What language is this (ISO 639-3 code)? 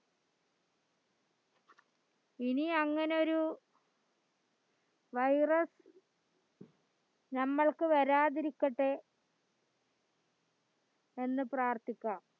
mal